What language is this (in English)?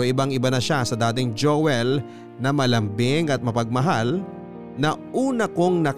Filipino